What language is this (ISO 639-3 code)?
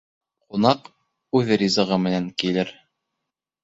bak